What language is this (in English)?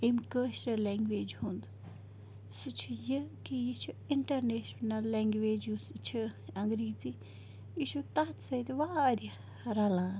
Kashmiri